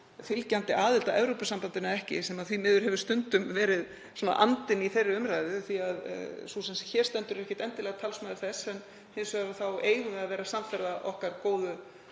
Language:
Icelandic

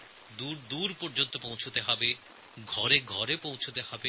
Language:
Bangla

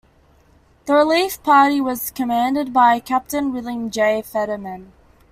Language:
English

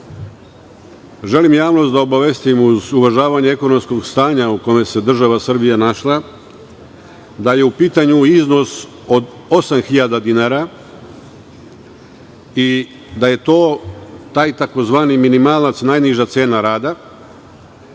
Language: Serbian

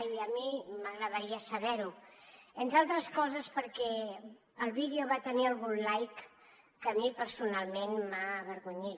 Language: Catalan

